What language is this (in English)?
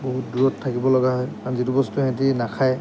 Assamese